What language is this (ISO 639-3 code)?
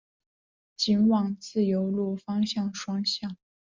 zho